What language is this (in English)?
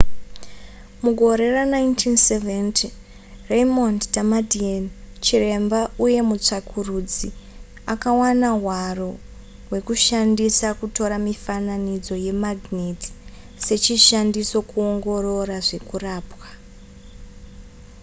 Shona